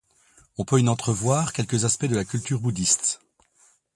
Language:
French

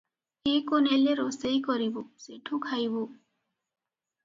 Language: Odia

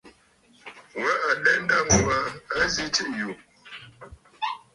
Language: Bafut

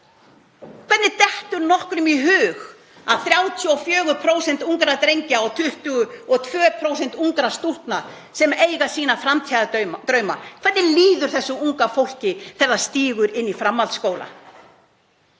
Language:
Icelandic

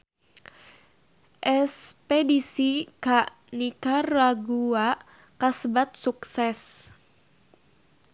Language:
Sundanese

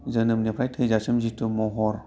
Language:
Bodo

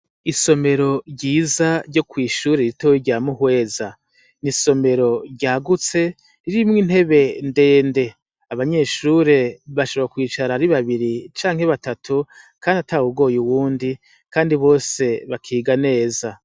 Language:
Rundi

